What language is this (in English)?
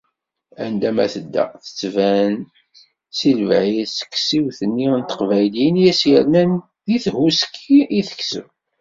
Kabyle